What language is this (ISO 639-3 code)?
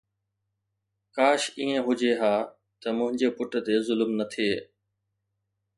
snd